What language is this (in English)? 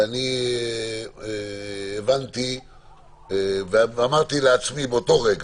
Hebrew